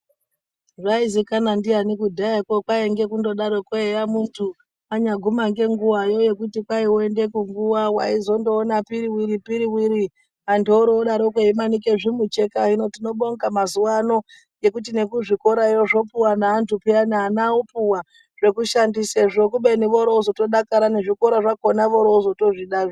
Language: Ndau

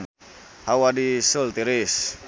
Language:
Sundanese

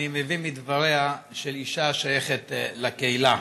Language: Hebrew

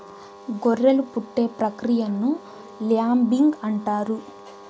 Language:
Telugu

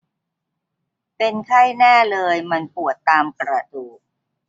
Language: Thai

